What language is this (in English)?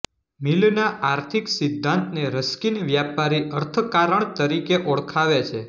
Gujarati